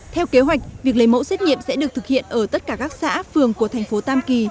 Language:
Vietnamese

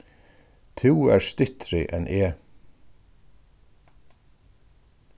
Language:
Faroese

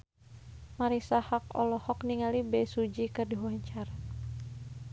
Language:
Sundanese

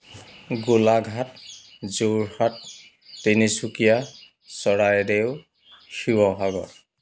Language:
Assamese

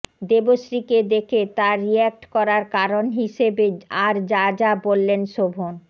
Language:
Bangla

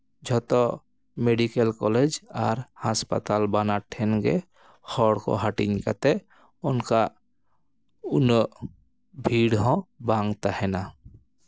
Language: Santali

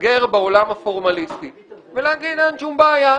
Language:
Hebrew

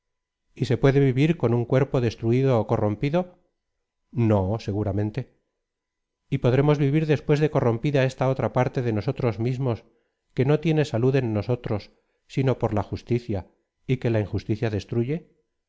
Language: Spanish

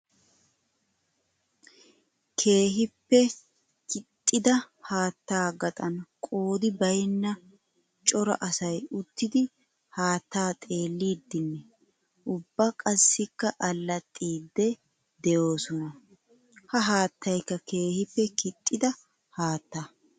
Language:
Wolaytta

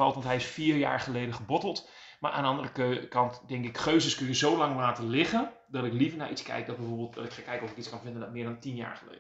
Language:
Dutch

